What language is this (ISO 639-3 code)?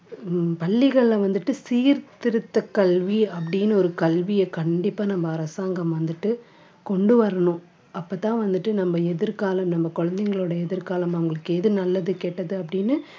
tam